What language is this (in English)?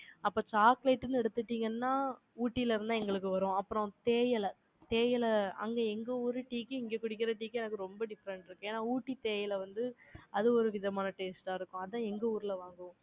Tamil